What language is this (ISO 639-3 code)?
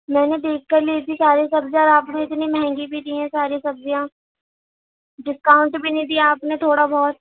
urd